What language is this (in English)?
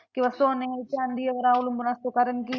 Marathi